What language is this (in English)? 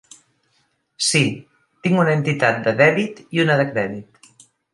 Catalan